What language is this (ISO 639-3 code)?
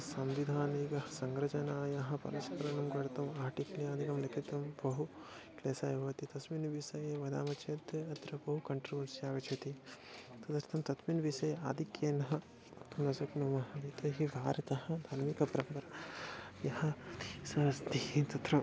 san